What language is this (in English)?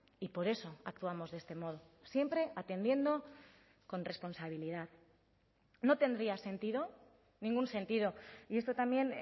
Spanish